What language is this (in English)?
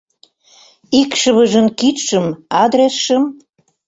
Mari